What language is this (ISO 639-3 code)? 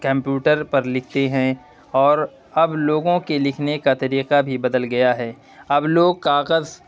urd